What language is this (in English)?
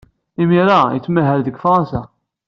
Kabyle